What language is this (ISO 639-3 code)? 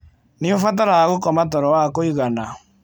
kik